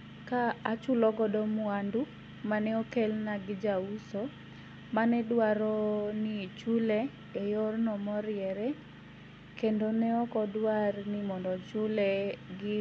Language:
Luo (Kenya and Tanzania)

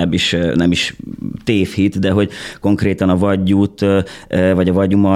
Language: Hungarian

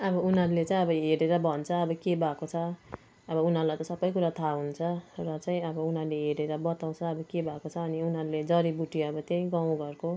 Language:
Nepali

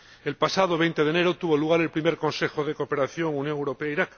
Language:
Spanish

